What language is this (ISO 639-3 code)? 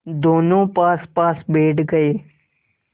hin